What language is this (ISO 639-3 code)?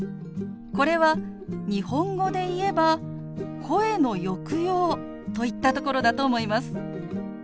jpn